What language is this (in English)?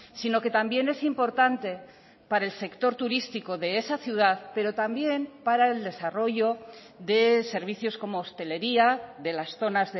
Spanish